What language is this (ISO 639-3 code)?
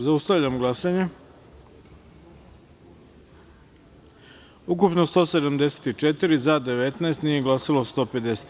srp